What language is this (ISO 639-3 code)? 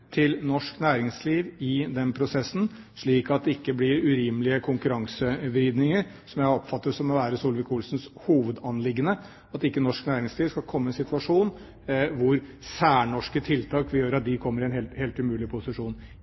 nob